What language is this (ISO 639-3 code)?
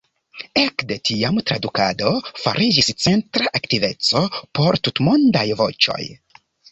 epo